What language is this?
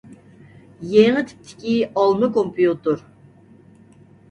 Uyghur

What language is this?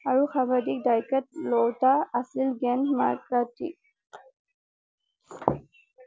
Assamese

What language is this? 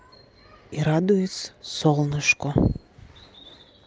Russian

